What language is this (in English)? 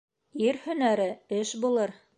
Bashkir